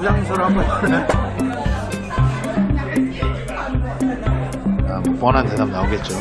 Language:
Korean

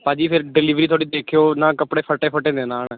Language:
Punjabi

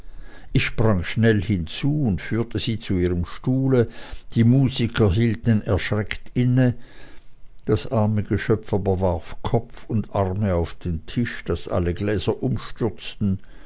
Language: German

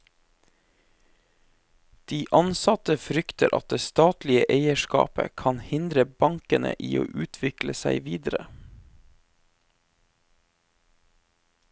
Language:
Norwegian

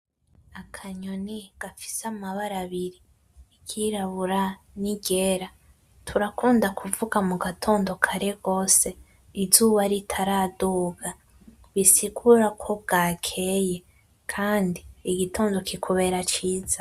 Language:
Rundi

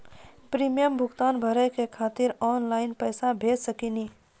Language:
Maithili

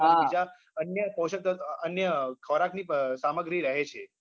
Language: Gujarati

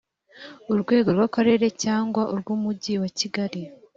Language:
Kinyarwanda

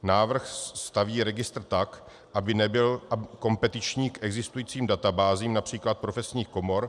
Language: Czech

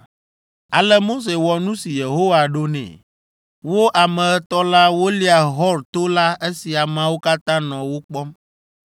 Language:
Ewe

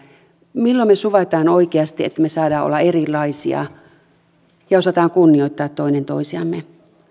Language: Finnish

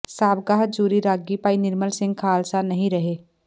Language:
Punjabi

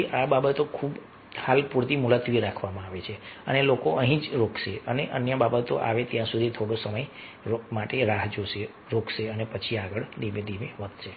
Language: Gujarati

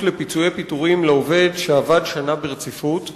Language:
Hebrew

